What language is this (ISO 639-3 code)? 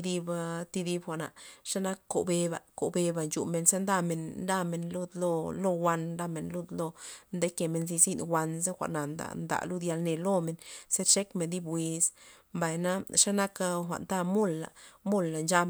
ztp